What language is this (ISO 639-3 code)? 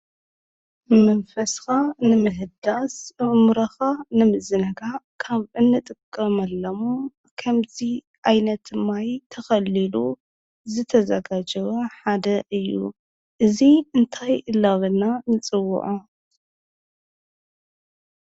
tir